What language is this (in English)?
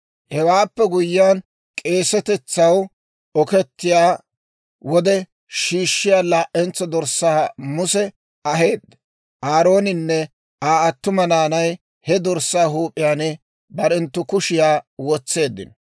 Dawro